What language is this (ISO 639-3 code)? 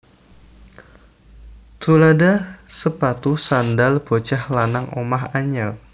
jav